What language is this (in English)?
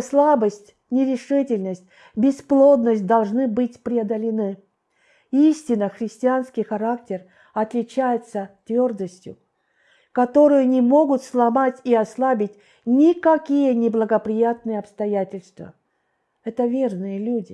Russian